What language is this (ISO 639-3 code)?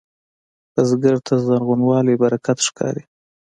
pus